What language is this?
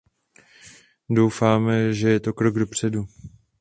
Czech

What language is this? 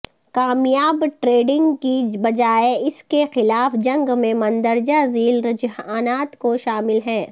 Urdu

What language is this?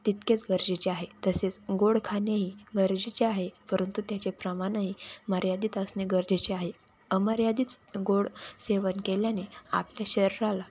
Marathi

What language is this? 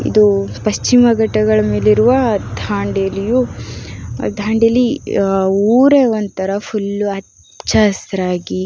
Kannada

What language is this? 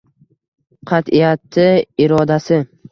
Uzbek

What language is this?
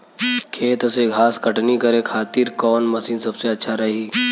Bhojpuri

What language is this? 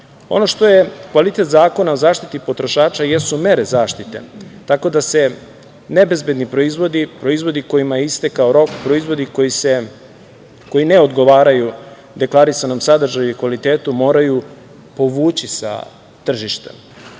Serbian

